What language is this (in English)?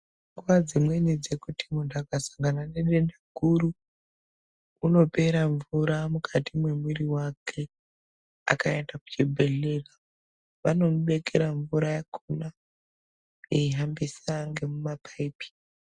Ndau